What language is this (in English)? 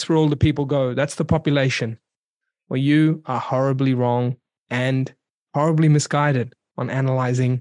English